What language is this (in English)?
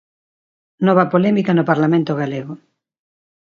Galician